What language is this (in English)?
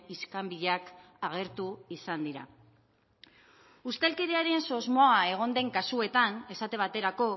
Basque